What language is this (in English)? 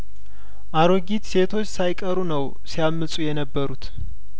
Amharic